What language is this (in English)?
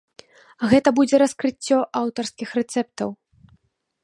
Belarusian